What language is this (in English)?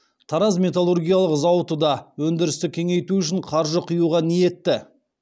Kazakh